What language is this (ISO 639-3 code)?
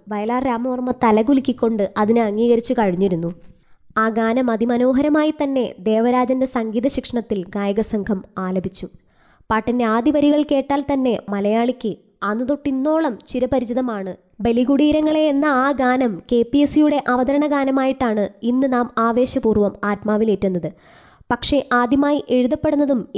mal